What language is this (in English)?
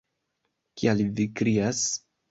Esperanto